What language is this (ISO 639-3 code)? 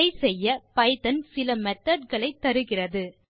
tam